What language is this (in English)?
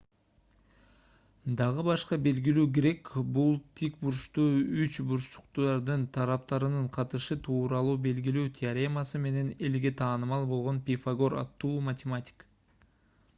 Kyrgyz